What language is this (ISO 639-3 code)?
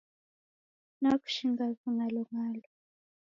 dav